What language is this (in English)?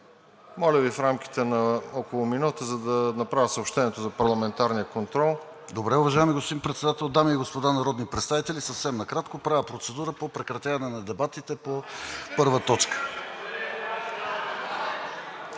Bulgarian